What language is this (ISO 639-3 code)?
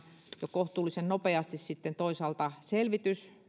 fin